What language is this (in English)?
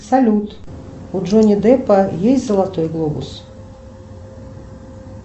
Russian